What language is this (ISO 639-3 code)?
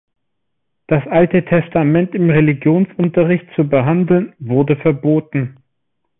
deu